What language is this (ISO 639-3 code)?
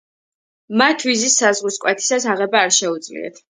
kat